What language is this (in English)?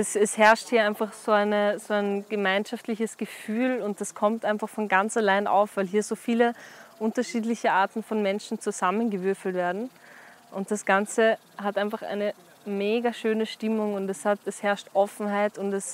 German